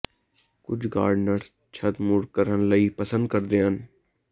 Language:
Punjabi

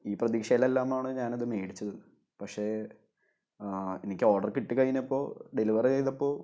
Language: Malayalam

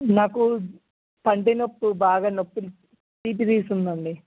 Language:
Telugu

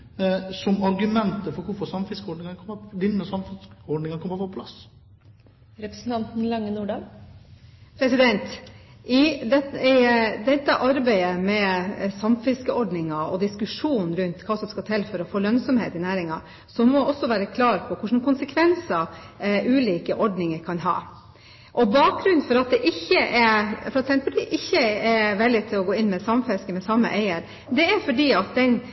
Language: Norwegian Bokmål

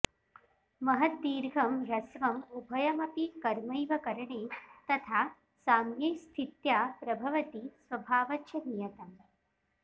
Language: Sanskrit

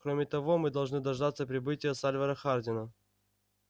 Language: Russian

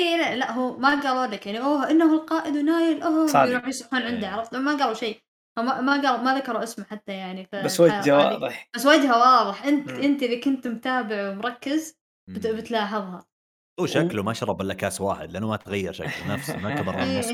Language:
Arabic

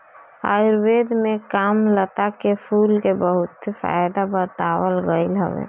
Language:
Bhojpuri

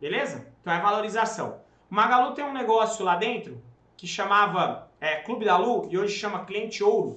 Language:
Portuguese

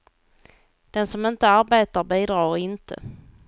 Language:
Swedish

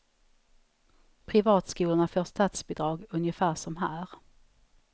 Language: Swedish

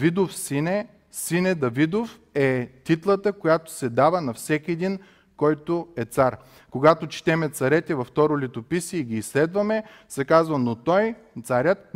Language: Bulgarian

